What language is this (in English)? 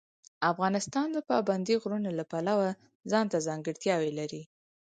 Pashto